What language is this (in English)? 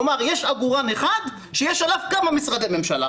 Hebrew